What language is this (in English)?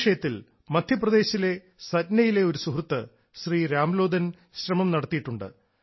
Malayalam